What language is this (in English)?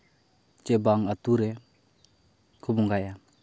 Santali